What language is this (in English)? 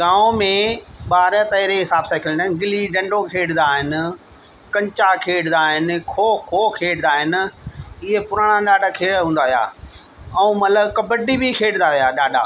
Sindhi